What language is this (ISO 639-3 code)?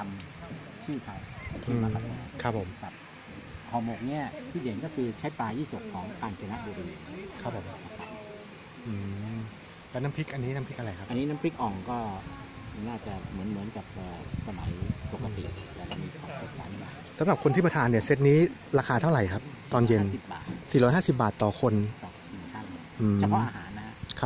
tha